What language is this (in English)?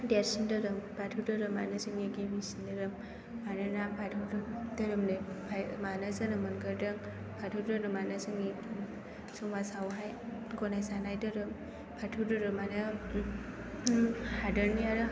Bodo